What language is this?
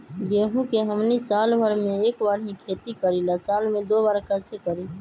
Magahi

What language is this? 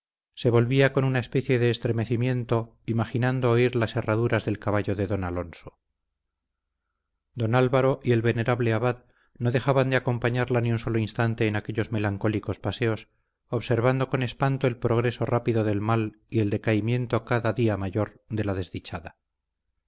Spanish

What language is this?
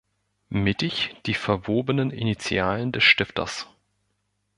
German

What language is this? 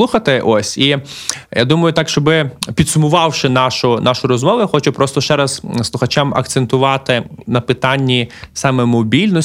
Ukrainian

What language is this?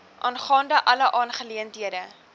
Afrikaans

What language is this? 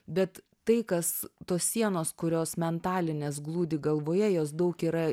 Lithuanian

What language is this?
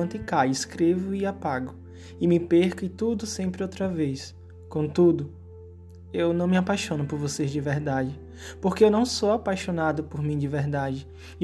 Portuguese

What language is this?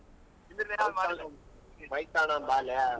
Kannada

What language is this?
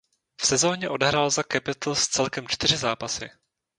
Czech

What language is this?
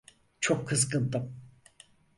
Turkish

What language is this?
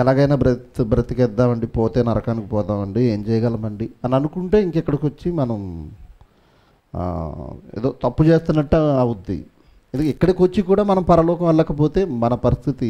Telugu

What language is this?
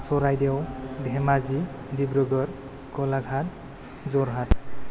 Bodo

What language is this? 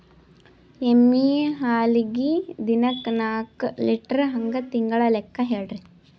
Kannada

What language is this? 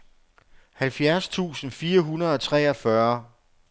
Danish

